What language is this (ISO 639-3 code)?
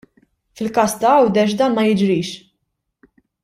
mlt